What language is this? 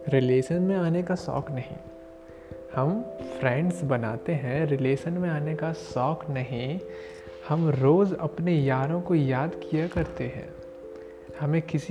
Hindi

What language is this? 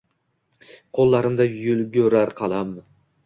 Uzbek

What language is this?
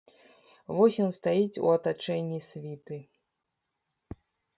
Belarusian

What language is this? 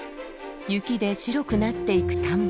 Japanese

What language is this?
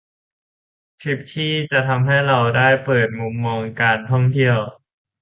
Thai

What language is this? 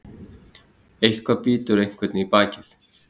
Icelandic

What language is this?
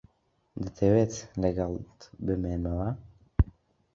Central Kurdish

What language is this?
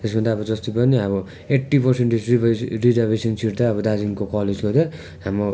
Nepali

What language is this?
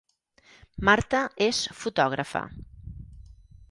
Catalan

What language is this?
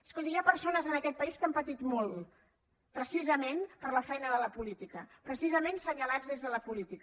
Catalan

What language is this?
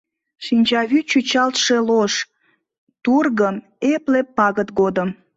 Mari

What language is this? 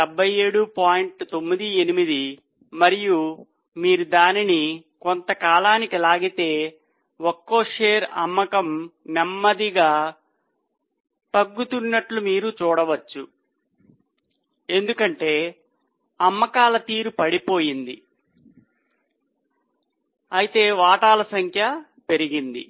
Telugu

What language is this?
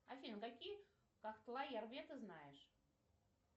Russian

